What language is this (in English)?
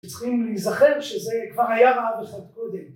Hebrew